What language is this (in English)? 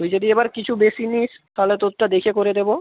Bangla